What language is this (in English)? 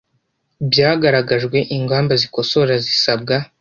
Kinyarwanda